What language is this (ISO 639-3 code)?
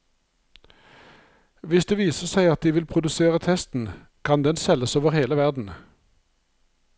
nor